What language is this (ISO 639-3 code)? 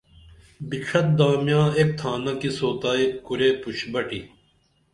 dml